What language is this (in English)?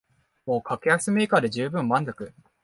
Japanese